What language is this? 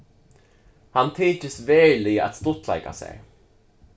Faroese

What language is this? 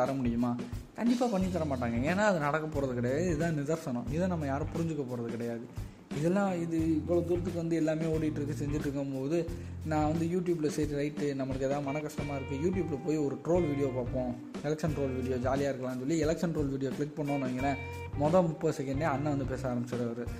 Tamil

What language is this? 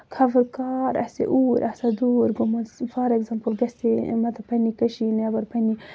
Kashmiri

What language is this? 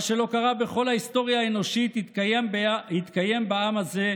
Hebrew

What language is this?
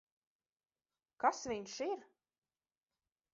Latvian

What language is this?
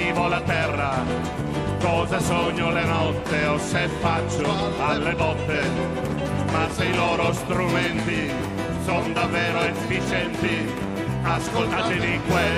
Italian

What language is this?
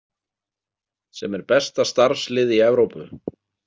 Icelandic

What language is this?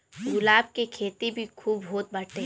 Bhojpuri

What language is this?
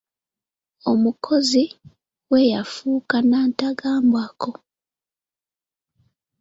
Ganda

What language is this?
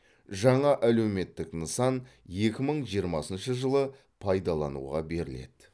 Kazakh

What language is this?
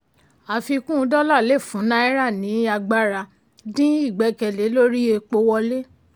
Yoruba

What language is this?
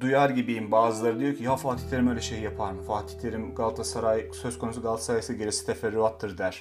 Turkish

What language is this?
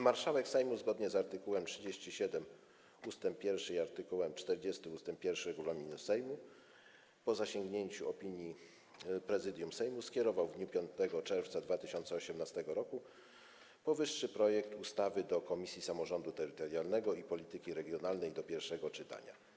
Polish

